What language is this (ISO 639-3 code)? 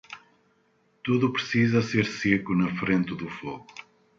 por